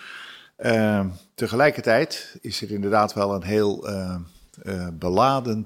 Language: Dutch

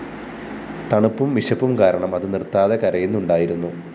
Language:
Malayalam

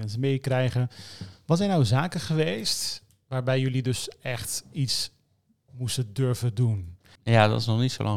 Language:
Dutch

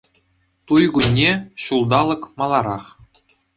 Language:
Chuvash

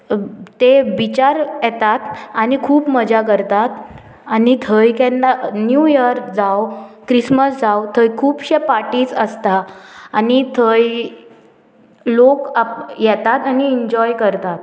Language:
Konkani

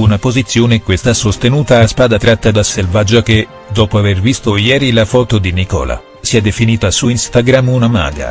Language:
Italian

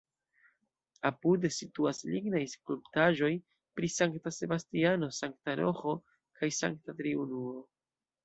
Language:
Esperanto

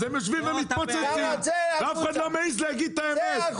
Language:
Hebrew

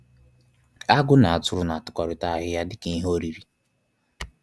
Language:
Igbo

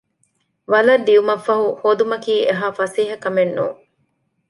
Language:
Divehi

